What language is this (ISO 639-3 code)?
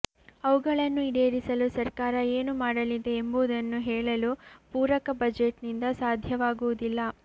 kan